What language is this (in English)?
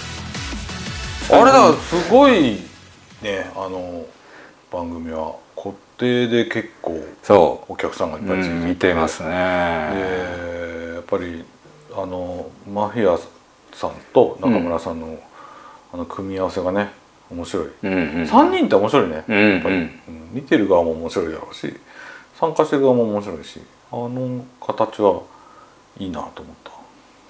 Japanese